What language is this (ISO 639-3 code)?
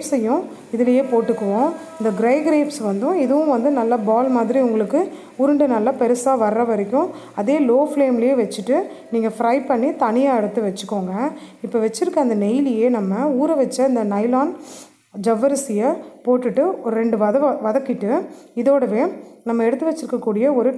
hin